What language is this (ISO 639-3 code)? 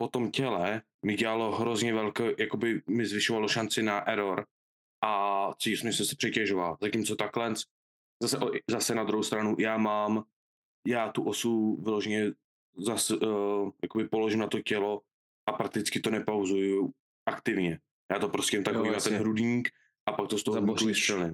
ces